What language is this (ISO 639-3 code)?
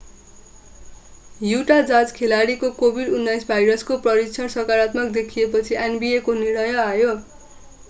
nep